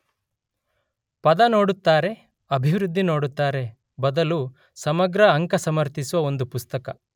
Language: Kannada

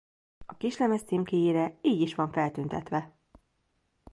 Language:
Hungarian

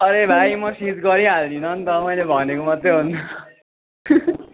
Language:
Nepali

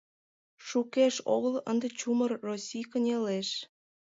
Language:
Mari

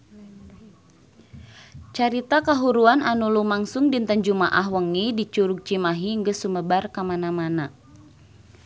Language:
Sundanese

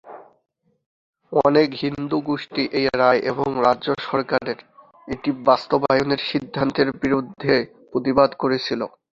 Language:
Bangla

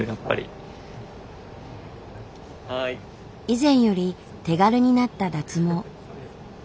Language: Japanese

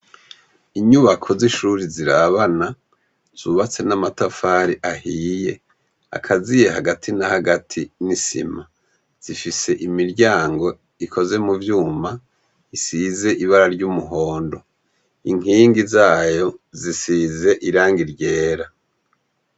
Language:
Rundi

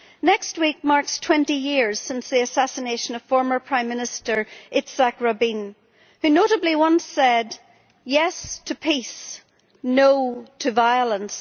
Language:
English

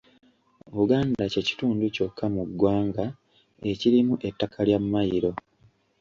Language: Ganda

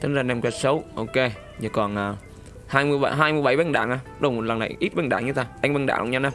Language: Vietnamese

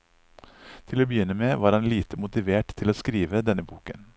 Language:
Norwegian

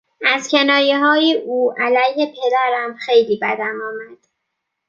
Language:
Persian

